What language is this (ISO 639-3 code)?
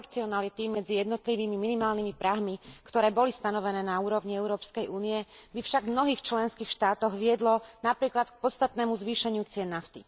slk